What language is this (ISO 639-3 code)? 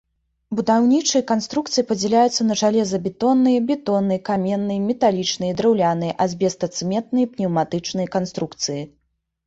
bel